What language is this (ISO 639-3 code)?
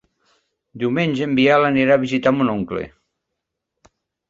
cat